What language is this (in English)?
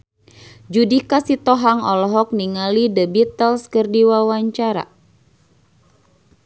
Sundanese